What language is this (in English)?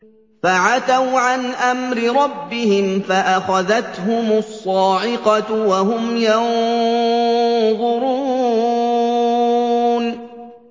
Arabic